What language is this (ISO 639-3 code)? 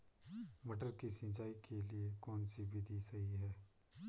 hin